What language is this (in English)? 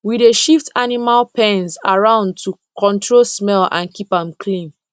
Nigerian Pidgin